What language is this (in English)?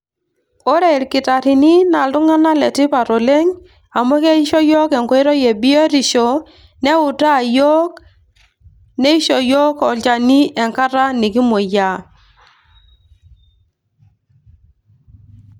Masai